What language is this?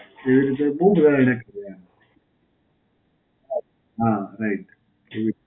Gujarati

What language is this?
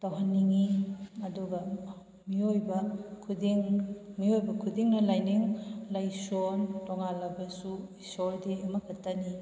Manipuri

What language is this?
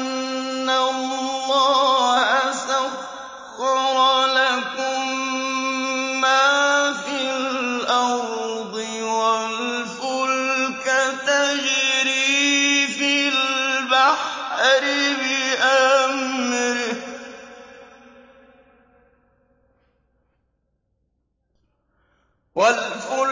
Arabic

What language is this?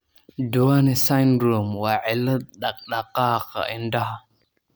Somali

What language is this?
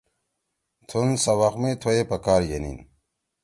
Torwali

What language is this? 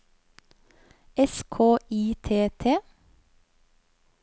Norwegian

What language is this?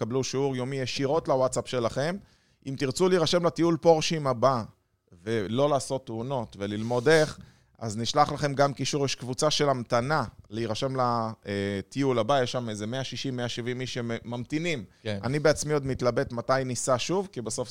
Hebrew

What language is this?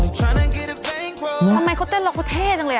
Thai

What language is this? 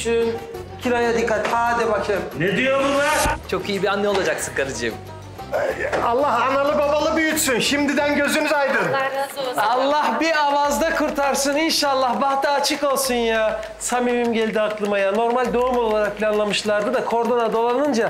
Turkish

